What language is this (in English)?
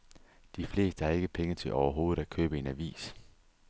Danish